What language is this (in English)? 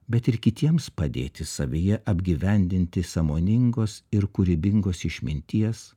Lithuanian